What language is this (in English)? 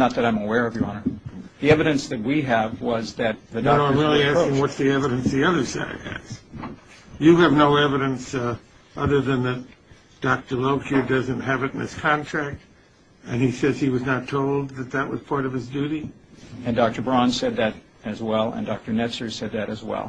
English